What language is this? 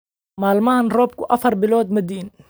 Somali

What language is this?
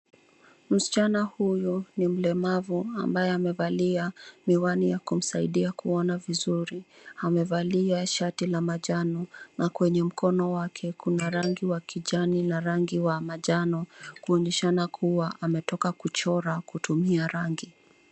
Swahili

